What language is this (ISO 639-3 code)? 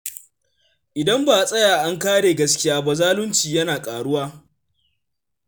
hau